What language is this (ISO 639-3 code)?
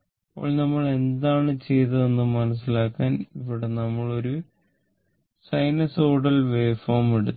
mal